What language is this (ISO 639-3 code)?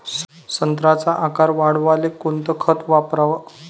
mar